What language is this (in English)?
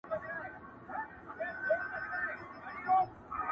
Pashto